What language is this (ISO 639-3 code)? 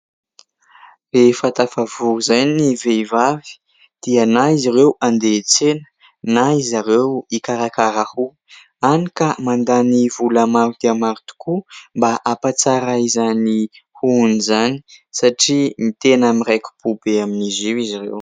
mlg